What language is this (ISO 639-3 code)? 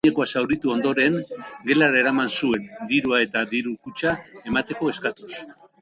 eus